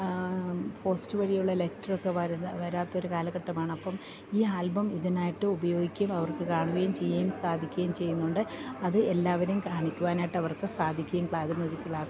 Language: Malayalam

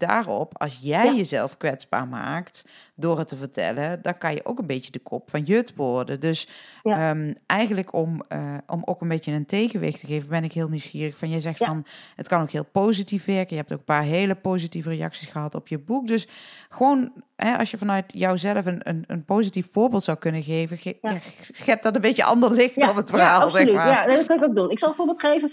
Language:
Dutch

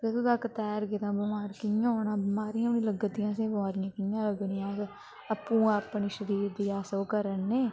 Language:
Dogri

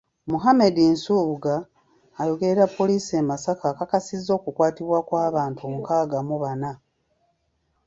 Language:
Ganda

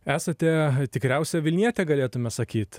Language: Lithuanian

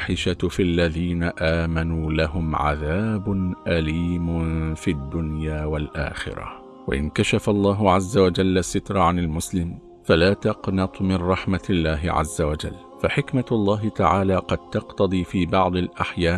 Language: Arabic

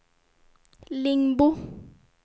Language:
Swedish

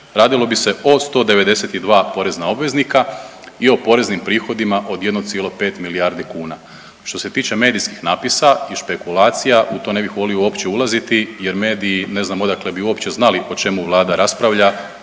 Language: Croatian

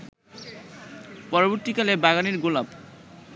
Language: Bangla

